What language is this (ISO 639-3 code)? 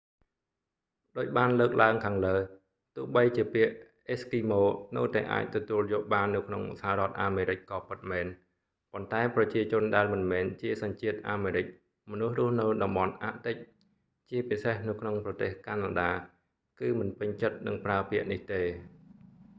khm